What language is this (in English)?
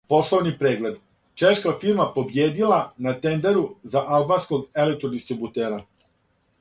Serbian